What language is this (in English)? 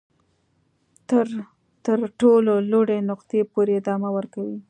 Pashto